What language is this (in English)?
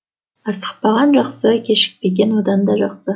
Kazakh